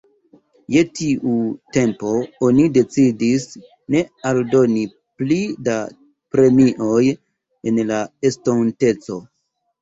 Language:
Esperanto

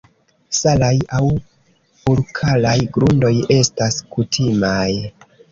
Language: Esperanto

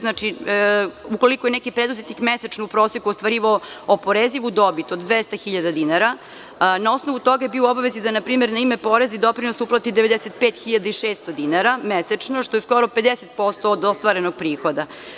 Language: Serbian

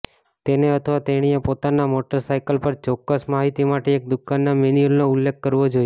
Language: Gujarati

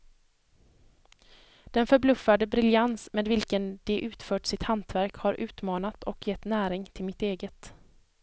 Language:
Swedish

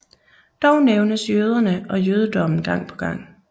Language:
Danish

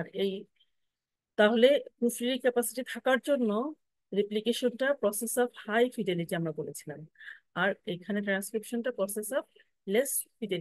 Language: Bangla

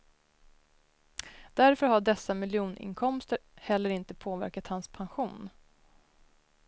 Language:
Swedish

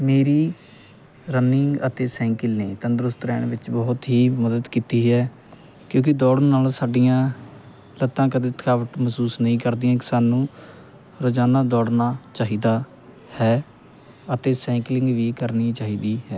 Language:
Punjabi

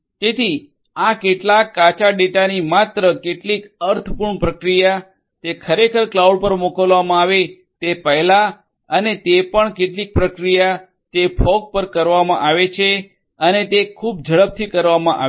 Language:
Gujarati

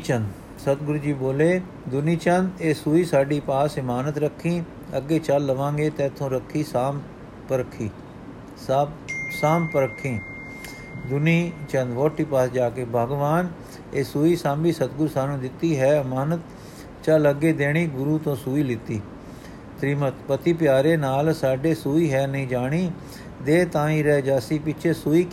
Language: Punjabi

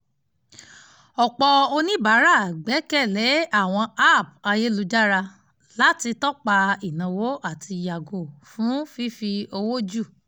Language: Yoruba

